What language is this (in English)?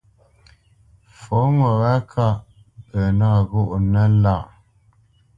Bamenyam